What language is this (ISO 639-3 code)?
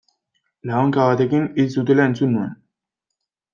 eus